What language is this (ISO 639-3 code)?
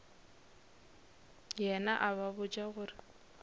nso